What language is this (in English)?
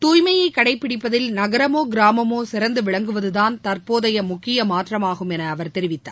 Tamil